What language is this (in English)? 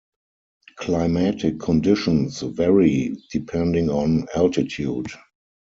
English